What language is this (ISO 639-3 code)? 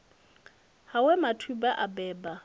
ven